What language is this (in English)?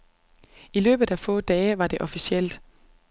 Danish